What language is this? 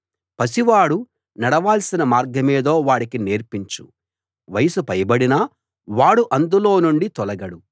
Telugu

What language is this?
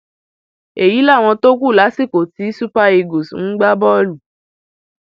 Yoruba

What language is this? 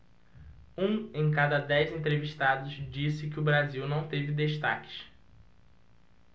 Portuguese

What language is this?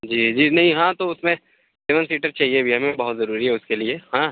Urdu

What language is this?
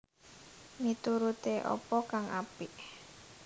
Javanese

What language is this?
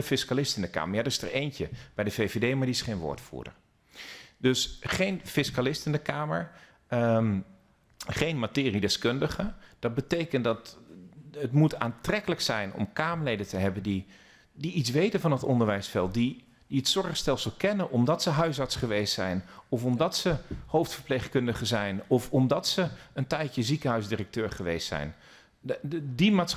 Dutch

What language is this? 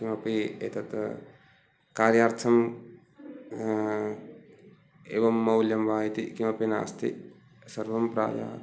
Sanskrit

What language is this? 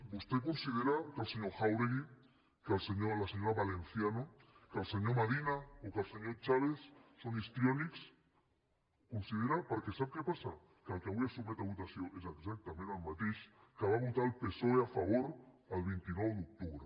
Catalan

